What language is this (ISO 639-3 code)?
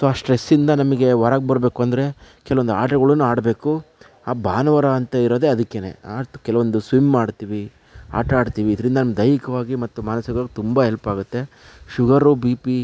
kan